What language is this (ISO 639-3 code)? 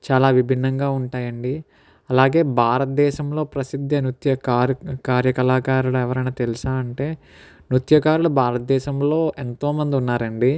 tel